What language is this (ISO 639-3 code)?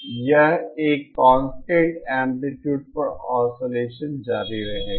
hin